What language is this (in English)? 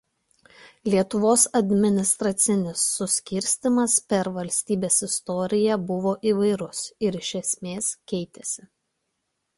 Lithuanian